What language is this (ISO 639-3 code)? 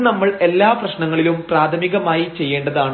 mal